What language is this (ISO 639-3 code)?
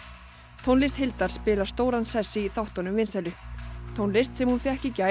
isl